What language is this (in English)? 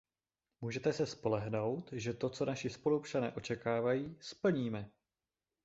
Czech